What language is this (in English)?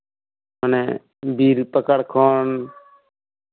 Santali